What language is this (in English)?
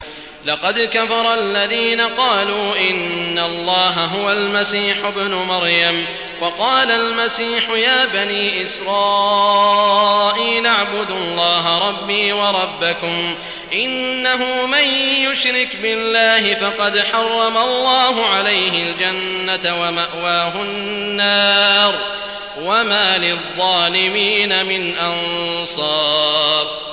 Arabic